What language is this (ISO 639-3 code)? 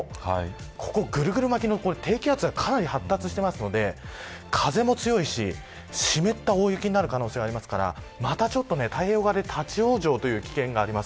jpn